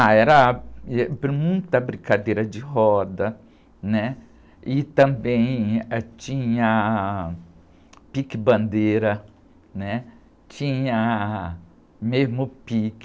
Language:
Portuguese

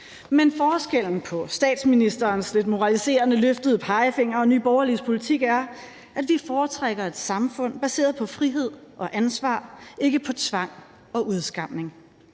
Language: Danish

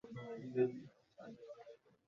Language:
Bangla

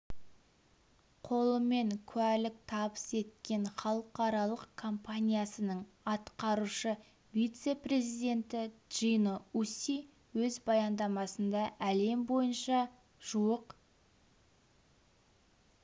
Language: Kazakh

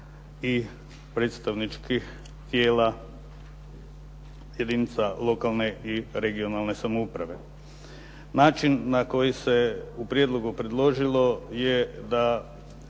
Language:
Croatian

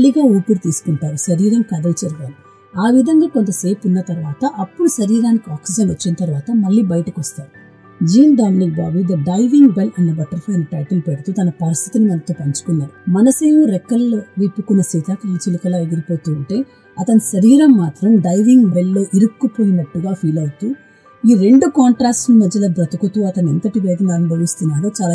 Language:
Telugu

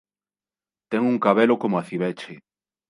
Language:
Galician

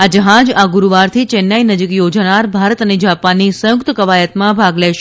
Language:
Gujarati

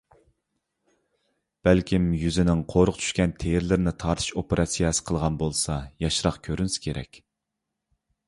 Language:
Uyghur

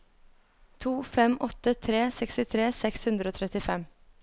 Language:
Norwegian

